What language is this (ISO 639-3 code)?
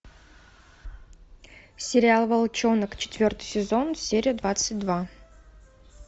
rus